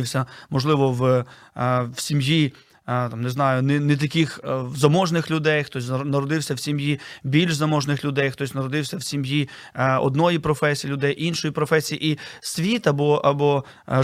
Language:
Ukrainian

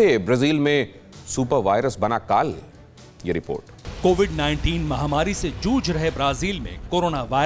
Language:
Hindi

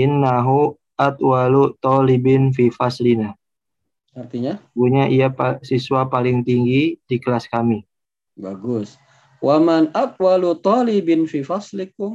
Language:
Indonesian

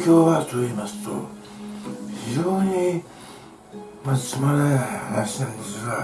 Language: Japanese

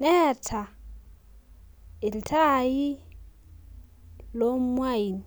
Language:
Masai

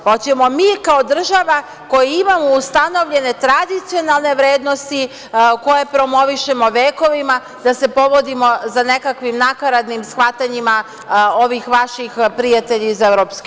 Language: Serbian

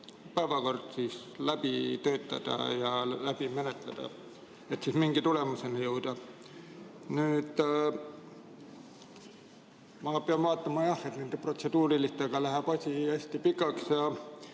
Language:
Estonian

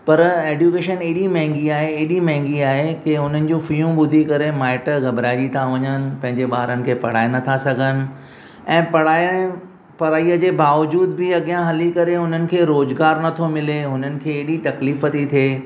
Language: Sindhi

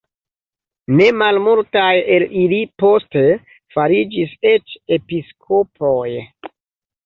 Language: Esperanto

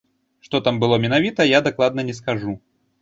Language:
Belarusian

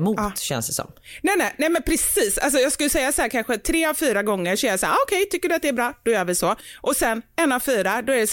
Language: Swedish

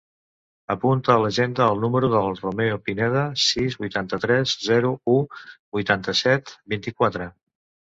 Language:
Catalan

